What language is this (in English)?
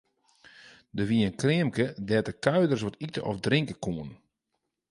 Western Frisian